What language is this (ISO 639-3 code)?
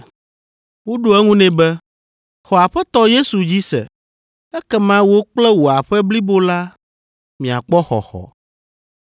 ewe